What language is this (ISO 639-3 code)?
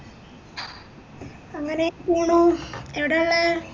mal